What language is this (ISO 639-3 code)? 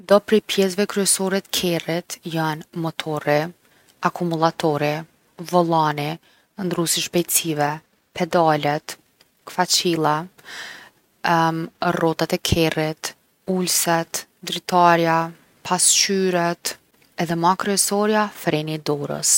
aln